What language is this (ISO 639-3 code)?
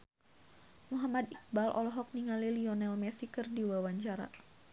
sun